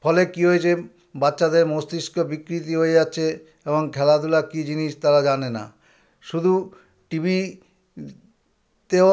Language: Bangla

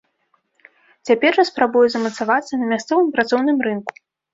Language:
Belarusian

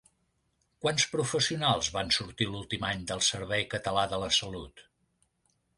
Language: Catalan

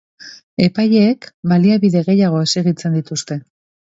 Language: Basque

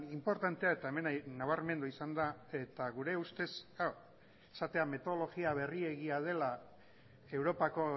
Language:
Basque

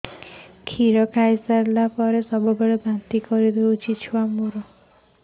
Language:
Odia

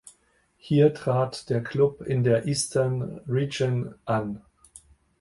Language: German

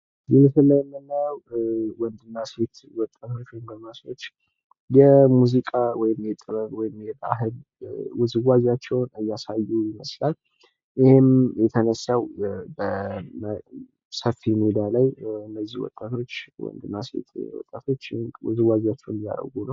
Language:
Amharic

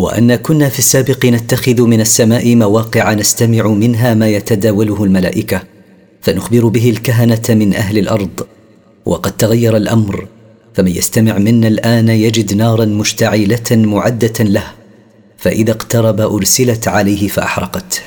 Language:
Arabic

